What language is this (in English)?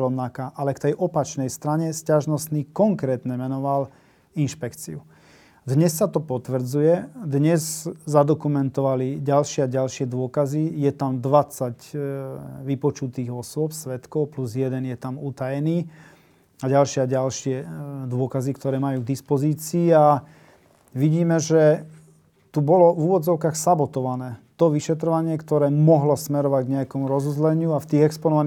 Slovak